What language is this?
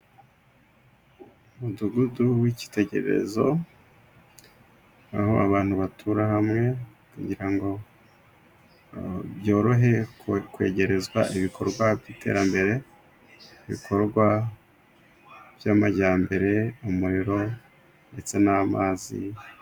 Kinyarwanda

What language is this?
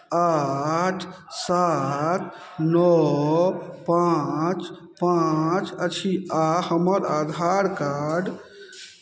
Maithili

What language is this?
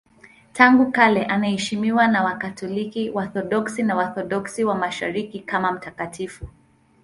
Swahili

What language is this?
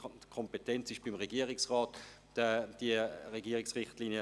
Swiss German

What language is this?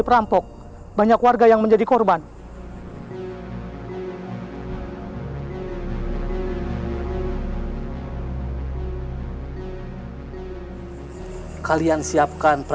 Indonesian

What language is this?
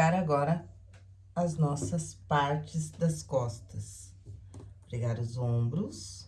Portuguese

